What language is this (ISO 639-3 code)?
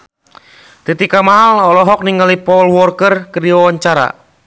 sun